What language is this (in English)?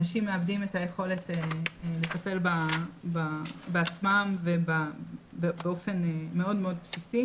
Hebrew